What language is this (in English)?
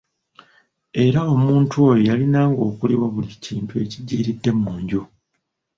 Ganda